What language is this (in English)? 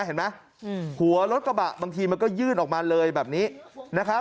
Thai